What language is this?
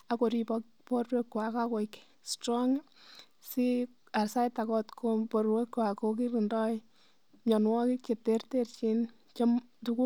Kalenjin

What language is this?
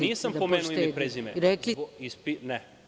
Serbian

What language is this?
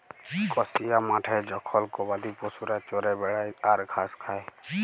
Bangla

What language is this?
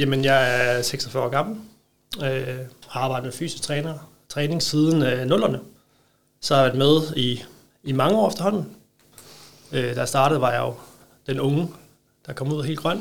Danish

